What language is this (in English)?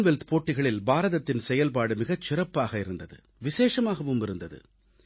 Tamil